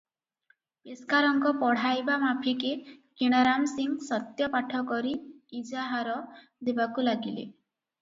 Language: Odia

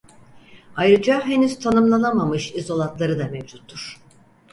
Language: Turkish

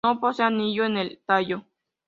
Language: Spanish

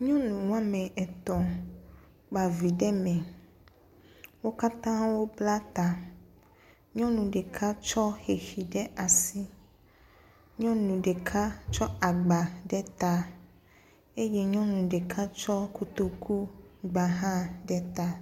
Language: Ewe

